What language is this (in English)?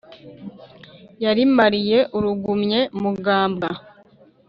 Kinyarwanda